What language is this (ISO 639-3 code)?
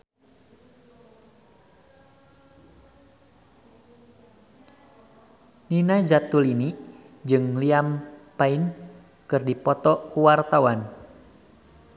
sun